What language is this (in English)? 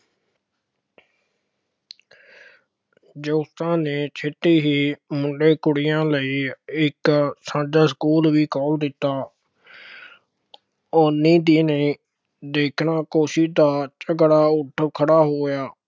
Punjabi